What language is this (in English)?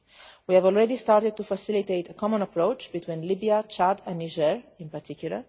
English